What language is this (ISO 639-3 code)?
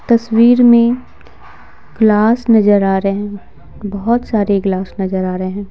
hin